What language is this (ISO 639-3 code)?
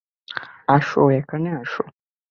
ben